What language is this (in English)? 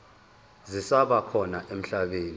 Zulu